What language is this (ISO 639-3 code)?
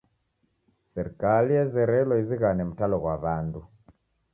dav